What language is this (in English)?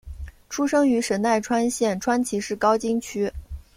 Chinese